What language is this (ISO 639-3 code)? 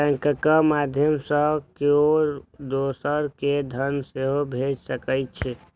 mai